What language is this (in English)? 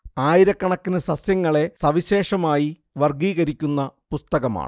Malayalam